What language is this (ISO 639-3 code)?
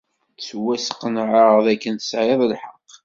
kab